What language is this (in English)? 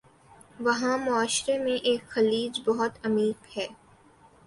Urdu